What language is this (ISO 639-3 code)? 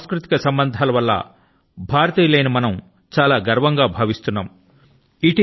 tel